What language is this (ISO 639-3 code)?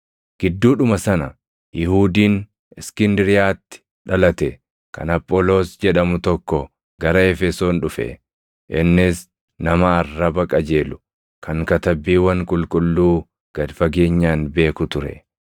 orm